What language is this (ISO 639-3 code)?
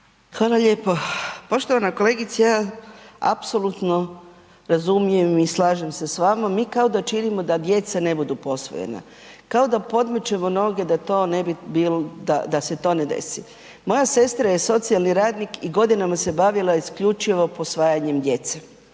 hrv